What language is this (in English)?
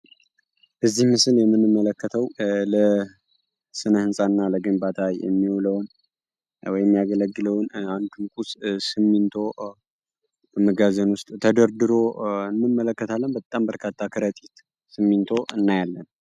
Amharic